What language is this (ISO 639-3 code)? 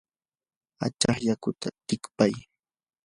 qur